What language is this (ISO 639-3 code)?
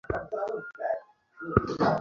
ben